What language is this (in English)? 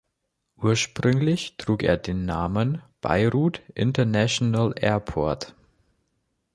German